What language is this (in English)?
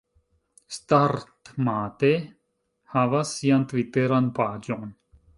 Esperanto